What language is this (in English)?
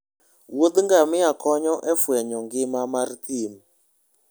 Luo (Kenya and Tanzania)